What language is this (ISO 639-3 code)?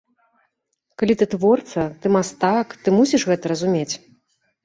bel